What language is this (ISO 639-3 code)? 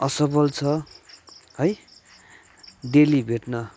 nep